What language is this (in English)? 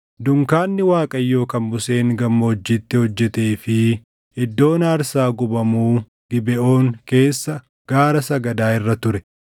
Oromo